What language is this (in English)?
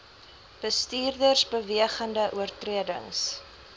Afrikaans